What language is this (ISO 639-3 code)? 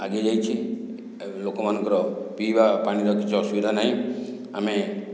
ori